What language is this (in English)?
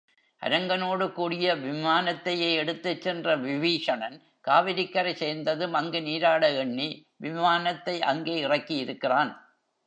Tamil